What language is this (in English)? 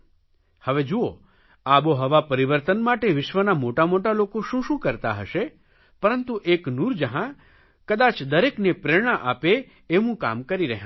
Gujarati